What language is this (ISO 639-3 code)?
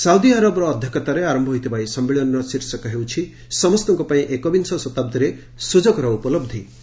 ori